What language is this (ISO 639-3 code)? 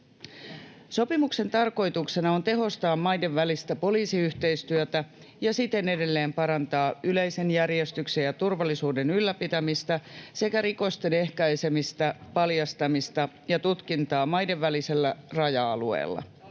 fin